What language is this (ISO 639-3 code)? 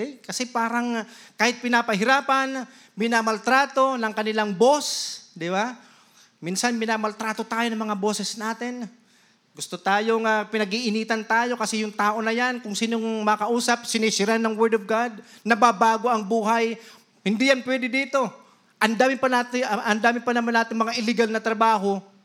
fil